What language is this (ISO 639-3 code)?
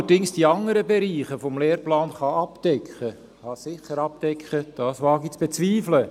gsw